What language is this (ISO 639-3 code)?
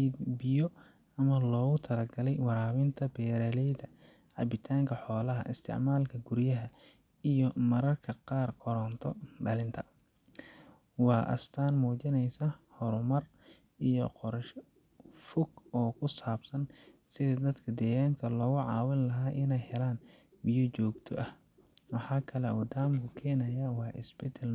som